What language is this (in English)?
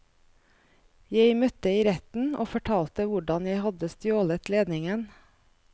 Norwegian